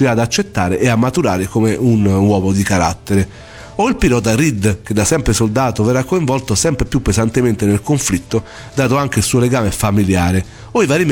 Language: Italian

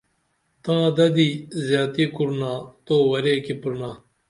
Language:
Dameli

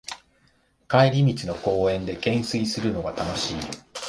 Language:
Japanese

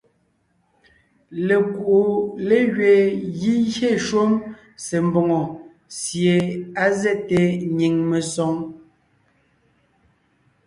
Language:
Ngiemboon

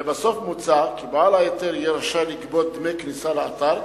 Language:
Hebrew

